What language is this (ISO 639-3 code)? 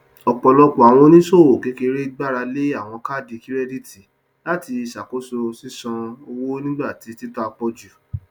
yor